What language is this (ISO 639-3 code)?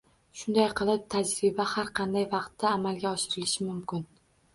uzb